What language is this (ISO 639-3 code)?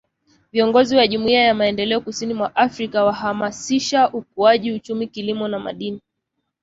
swa